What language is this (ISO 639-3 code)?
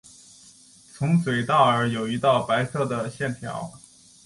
zho